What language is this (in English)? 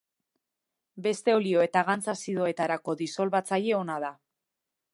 Basque